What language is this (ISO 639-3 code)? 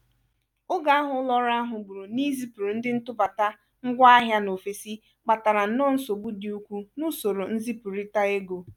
ibo